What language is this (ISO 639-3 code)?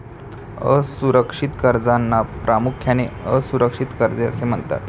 mar